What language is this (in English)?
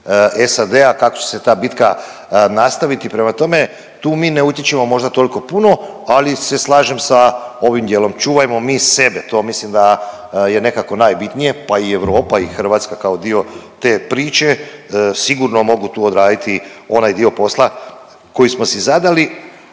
Croatian